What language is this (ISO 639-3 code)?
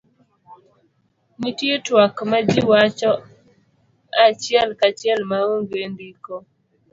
luo